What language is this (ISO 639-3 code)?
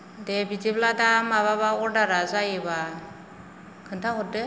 brx